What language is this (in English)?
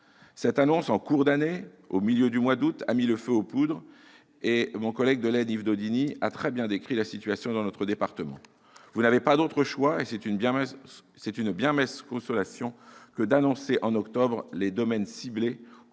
French